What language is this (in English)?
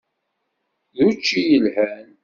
Kabyle